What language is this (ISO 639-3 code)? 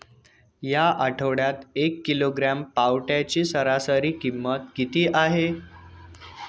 mar